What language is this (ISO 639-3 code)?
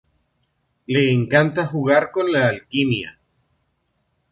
spa